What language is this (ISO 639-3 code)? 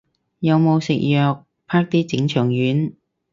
yue